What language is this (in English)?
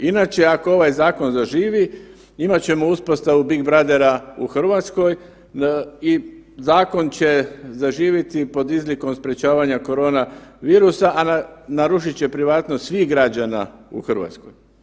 Croatian